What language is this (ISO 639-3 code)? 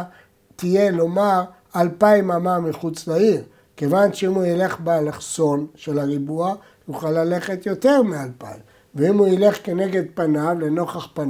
heb